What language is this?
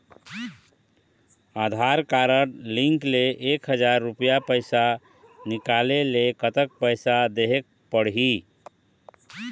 Chhattisgarhi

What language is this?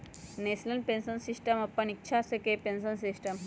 Magahi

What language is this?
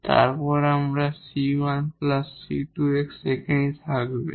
Bangla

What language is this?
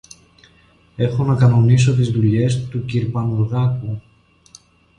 Greek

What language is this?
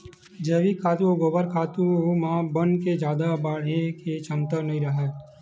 Chhattisgarhi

